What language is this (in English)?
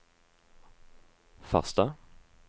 Norwegian